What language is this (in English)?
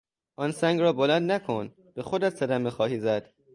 Persian